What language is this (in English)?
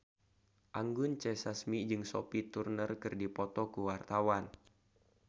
Sundanese